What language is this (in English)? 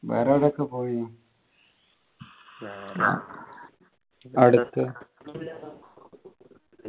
Malayalam